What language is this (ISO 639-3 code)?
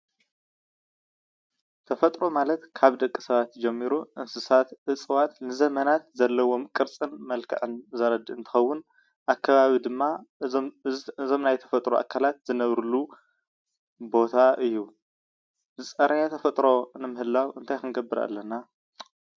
tir